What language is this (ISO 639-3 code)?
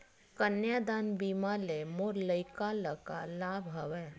hne